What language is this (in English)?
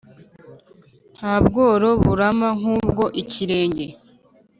Kinyarwanda